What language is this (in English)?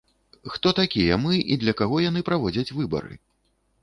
Belarusian